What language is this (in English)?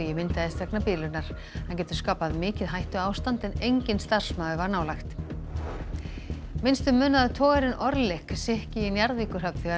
Icelandic